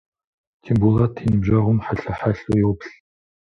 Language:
Kabardian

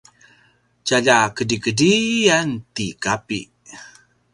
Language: Paiwan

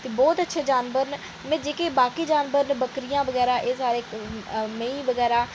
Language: Dogri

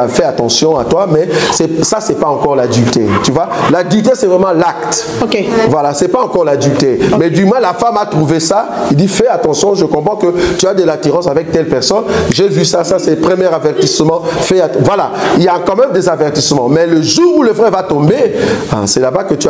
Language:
French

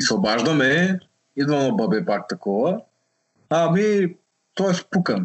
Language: Bulgarian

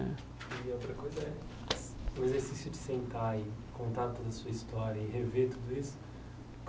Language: Portuguese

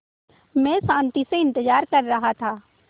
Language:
Hindi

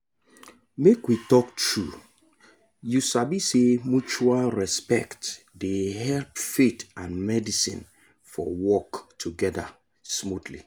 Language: Nigerian Pidgin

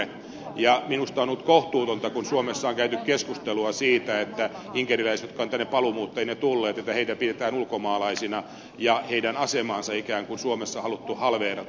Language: Finnish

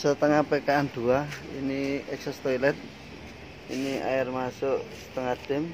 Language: Indonesian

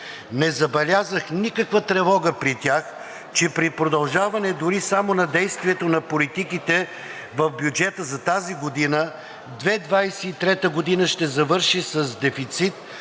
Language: Bulgarian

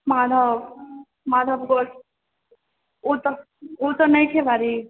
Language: Maithili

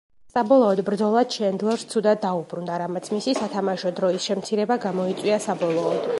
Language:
Georgian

